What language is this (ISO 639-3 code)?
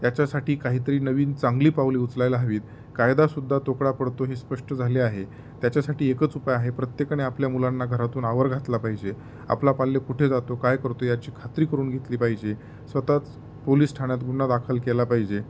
mar